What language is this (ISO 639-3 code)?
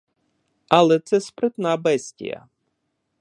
ukr